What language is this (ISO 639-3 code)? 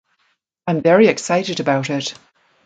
eng